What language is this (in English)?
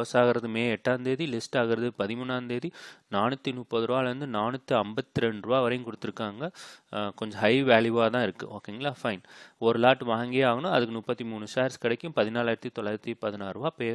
Tamil